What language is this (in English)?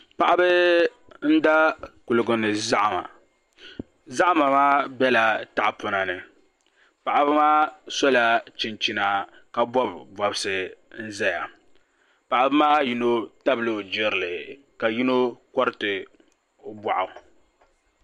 Dagbani